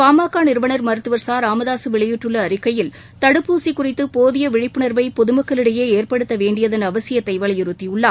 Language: Tamil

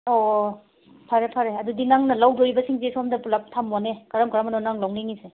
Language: Manipuri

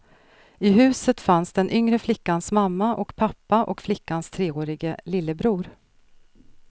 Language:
Swedish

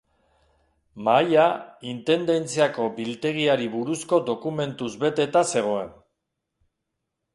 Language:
Basque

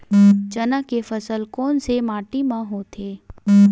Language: Chhattisgarhi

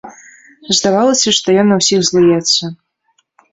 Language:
Belarusian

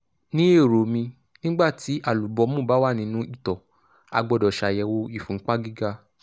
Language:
Yoruba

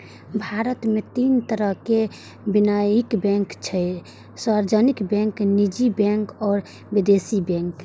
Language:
Maithili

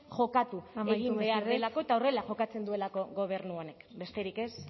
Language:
Basque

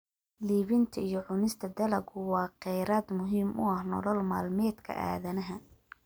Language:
Somali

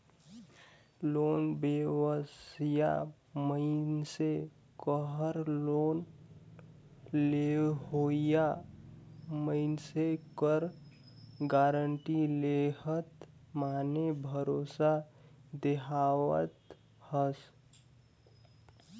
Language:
Chhattisgarhi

